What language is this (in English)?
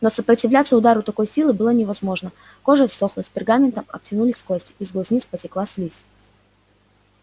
Russian